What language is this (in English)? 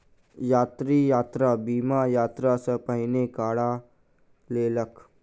Maithili